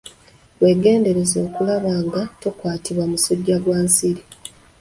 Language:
Ganda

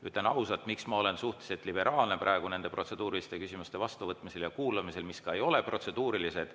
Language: Estonian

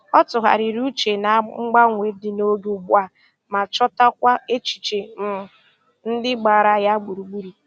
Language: Igbo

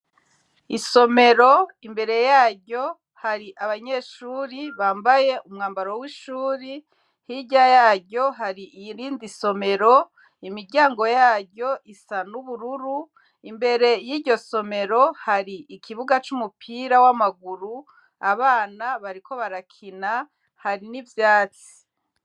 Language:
Rundi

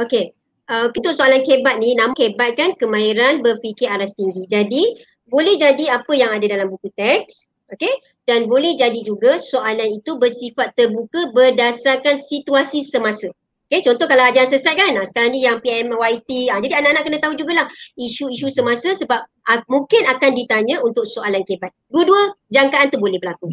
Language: Malay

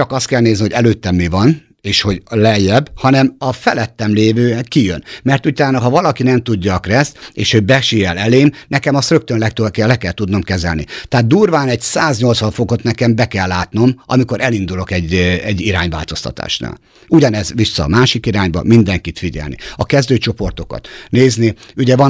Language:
Hungarian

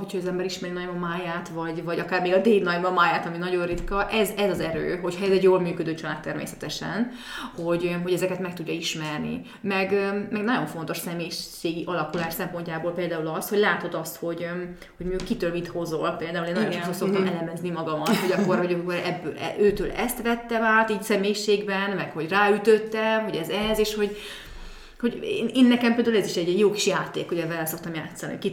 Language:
Hungarian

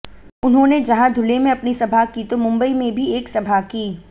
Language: Hindi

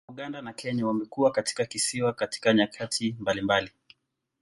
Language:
Swahili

